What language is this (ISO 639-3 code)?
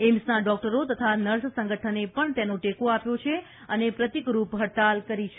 guj